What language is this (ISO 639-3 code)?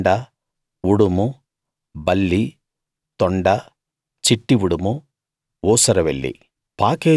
tel